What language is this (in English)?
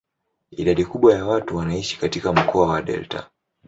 Swahili